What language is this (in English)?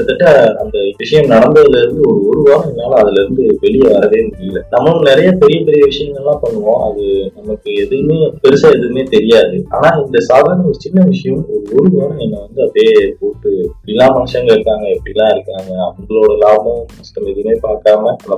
Tamil